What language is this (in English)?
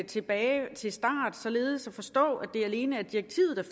Danish